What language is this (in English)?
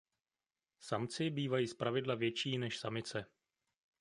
Czech